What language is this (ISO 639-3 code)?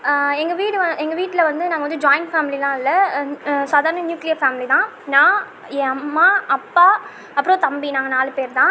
tam